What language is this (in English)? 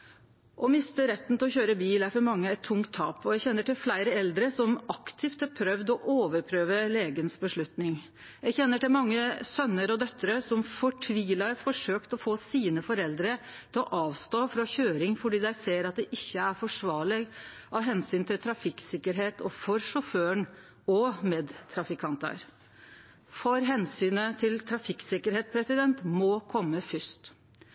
Norwegian Nynorsk